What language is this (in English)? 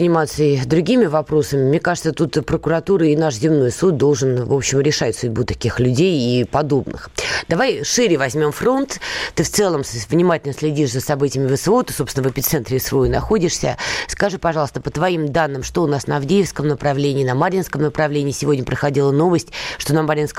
Russian